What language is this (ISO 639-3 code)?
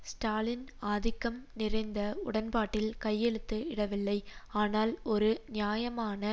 tam